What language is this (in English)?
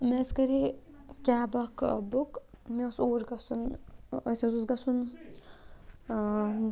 Kashmiri